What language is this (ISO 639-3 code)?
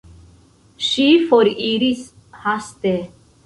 epo